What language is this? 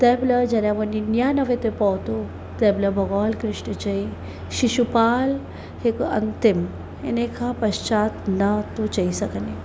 Sindhi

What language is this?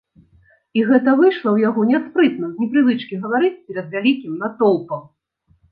Belarusian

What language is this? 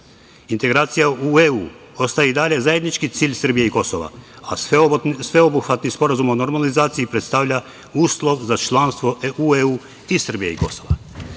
Serbian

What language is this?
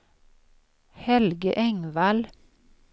Swedish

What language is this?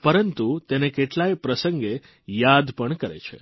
Gujarati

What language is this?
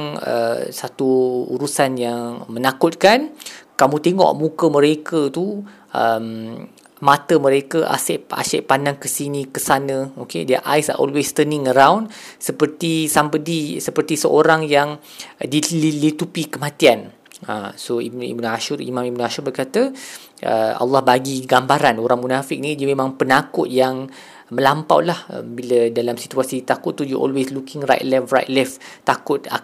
Malay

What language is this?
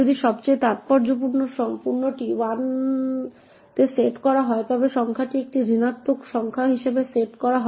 Bangla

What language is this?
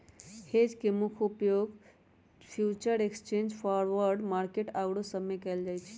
Magahi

